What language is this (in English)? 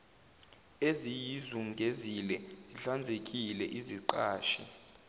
Zulu